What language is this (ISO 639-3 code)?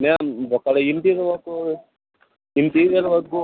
tel